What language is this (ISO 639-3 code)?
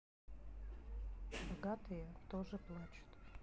rus